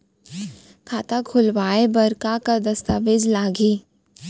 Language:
Chhattisgarhi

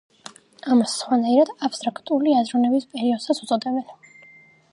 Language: Georgian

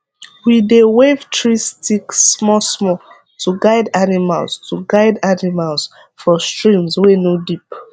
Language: Nigerian Pidgin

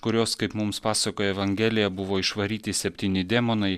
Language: Lithuanian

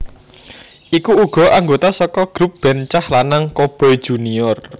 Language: Javanese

